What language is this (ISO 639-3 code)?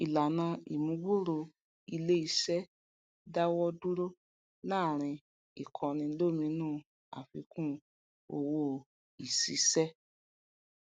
yor